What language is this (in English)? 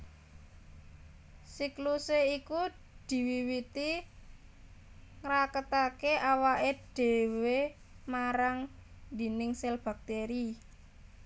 Javanese